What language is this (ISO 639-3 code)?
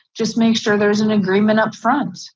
eng